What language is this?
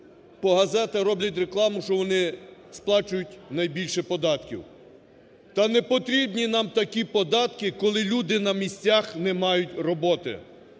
Ukrainian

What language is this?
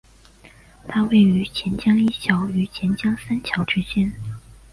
Chinese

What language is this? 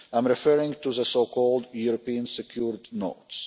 English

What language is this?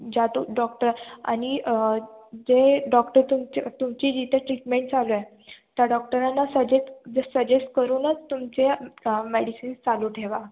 Marathi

